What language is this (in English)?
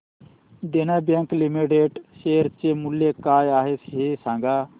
Marathi